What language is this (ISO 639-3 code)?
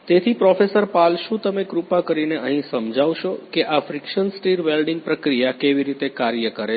guj